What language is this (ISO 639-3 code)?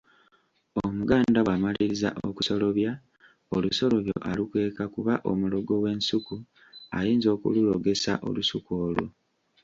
lug